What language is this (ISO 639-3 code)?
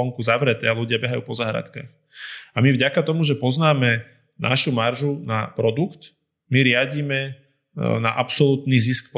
slk